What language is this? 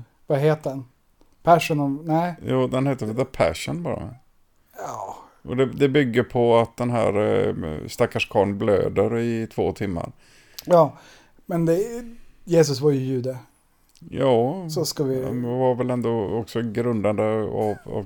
Swedish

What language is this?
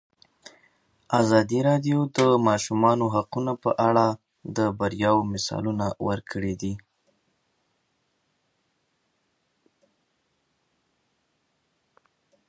Pashto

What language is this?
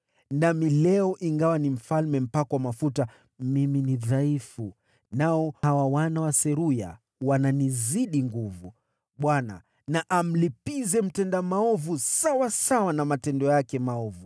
Swahili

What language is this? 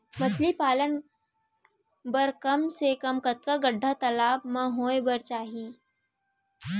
Chhattisgarhi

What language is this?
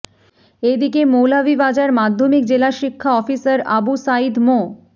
Bangla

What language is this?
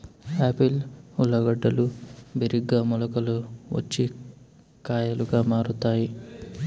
Telugu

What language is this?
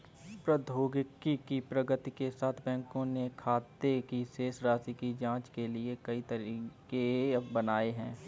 Hindi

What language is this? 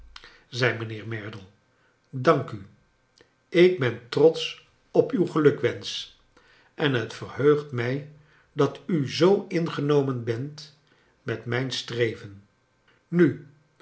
Dutch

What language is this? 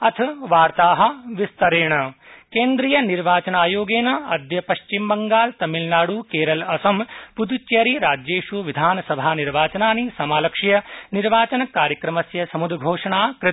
Sanskrit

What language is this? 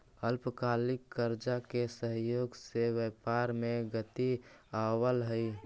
Magahi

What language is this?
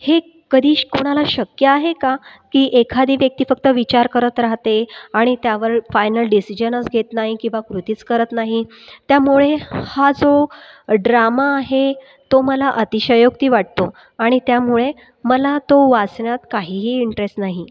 Marathi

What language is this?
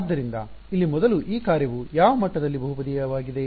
Kannada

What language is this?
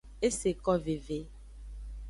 Aja (Benin)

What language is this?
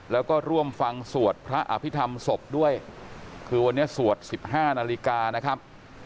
Thai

